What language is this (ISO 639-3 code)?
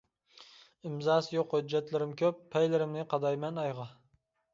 uig